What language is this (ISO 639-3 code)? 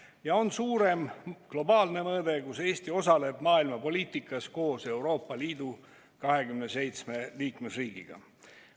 est